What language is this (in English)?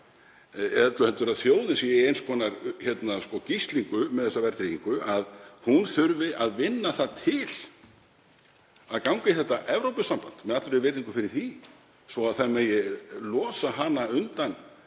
Icelandic